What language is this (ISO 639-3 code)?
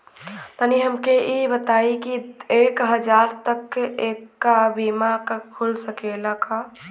bho